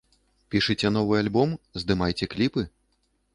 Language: Belarusian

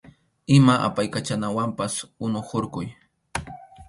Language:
Arequipa-La Unión Quechua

